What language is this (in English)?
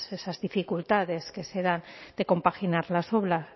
Spanish